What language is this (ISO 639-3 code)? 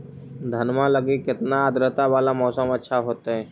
mag